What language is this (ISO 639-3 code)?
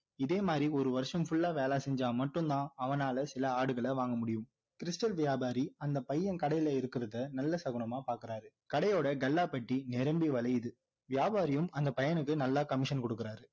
tam